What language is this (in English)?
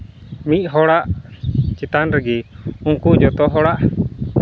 Santali